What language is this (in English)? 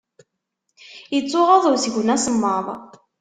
Kabyle